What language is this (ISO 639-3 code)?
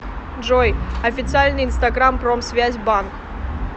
rus